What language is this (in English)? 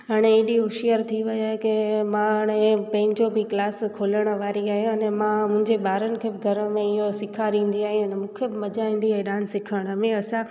Sindhi